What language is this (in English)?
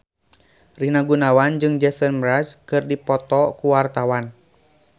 Sundanese